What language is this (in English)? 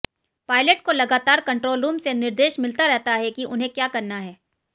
Hindi